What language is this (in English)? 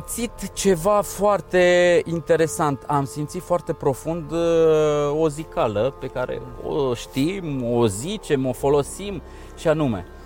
Romanian